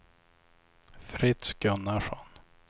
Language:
Swedish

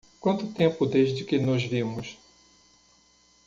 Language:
Portuguese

